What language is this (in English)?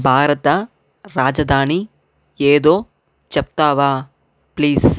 Telugu